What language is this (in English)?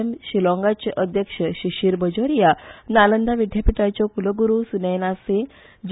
Konkani